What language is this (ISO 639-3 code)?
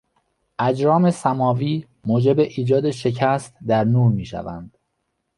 fas